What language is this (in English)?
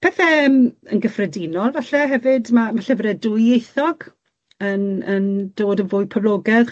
Welsh